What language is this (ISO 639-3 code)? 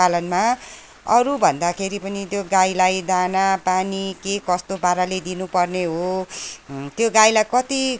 nep